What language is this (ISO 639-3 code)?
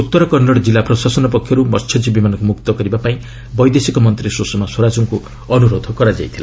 ori